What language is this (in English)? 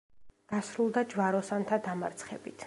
Georgian